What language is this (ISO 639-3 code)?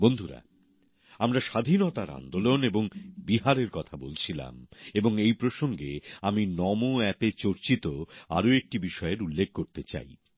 ben